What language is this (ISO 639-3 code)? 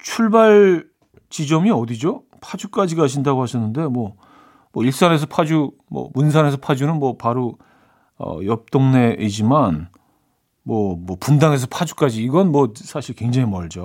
kor